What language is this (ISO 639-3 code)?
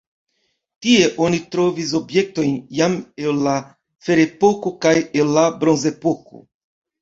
epo